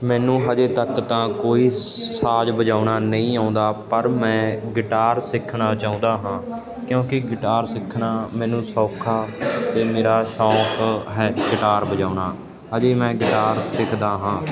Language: Punjabi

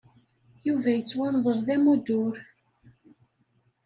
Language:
Kabyle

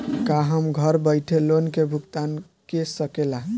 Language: Bhojpuri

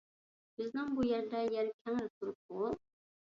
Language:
Uyghur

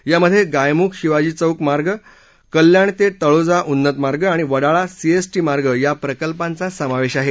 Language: Marathi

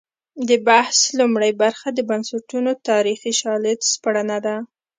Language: Pashto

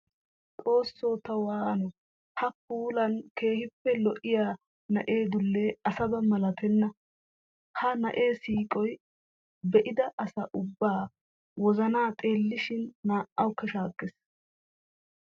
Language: Wolaytta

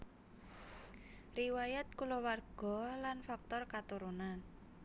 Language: Javanese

